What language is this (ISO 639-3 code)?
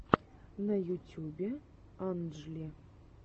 rus